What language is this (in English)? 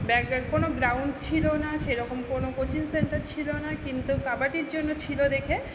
Bangla